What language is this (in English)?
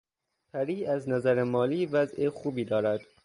Persian